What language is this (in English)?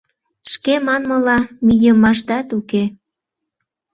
Mari